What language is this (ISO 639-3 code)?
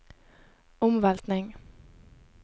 nor